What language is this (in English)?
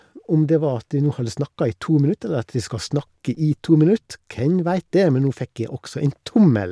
Norwegian